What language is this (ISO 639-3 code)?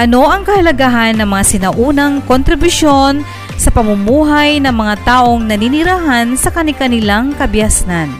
fil